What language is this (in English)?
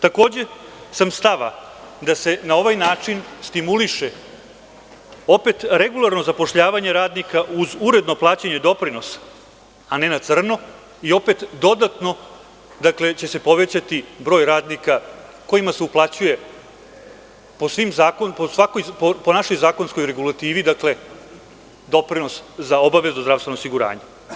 Serbian